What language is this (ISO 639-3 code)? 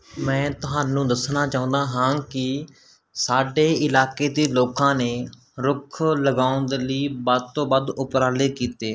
pan